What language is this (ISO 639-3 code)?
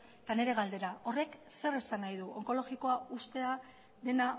eus